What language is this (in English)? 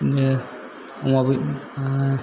Bodo